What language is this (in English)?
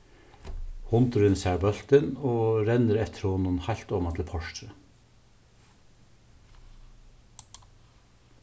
Faroese